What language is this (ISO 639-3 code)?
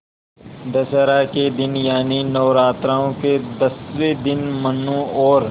hin